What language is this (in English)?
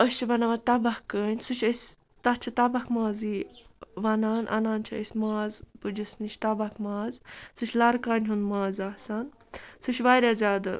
Kashmiri